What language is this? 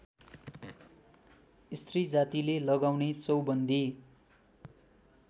Nepali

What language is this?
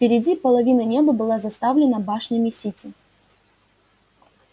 Russian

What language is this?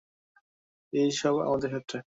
Bangla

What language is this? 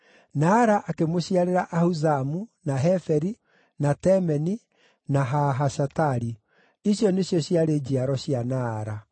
Kikuyu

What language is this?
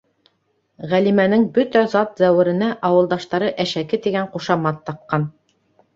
Bashkir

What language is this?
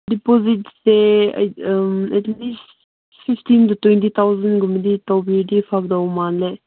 Manipuri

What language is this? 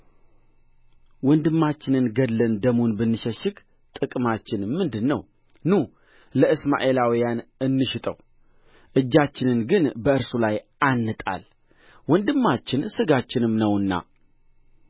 Amharic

